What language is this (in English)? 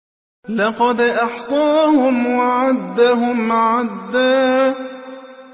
Arabic